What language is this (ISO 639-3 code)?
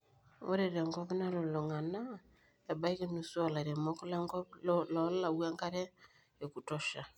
mas